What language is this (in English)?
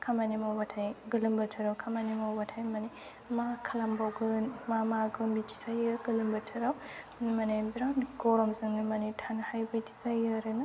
Bodo